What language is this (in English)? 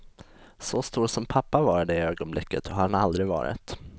Swedish